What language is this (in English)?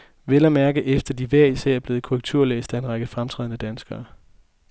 Danish